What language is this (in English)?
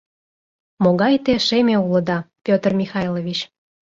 Mari